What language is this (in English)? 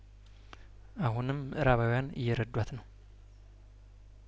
Amharic